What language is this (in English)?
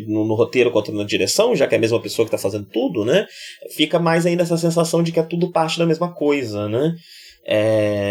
Portuguese